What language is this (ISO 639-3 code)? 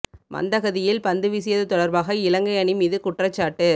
tam